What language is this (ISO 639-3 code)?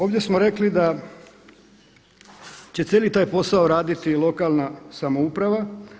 hrv